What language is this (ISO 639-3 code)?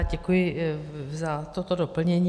ces